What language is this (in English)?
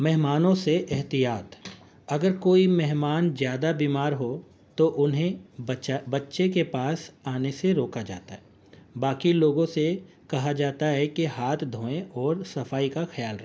Urdu